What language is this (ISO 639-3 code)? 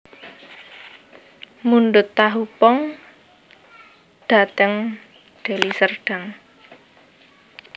jav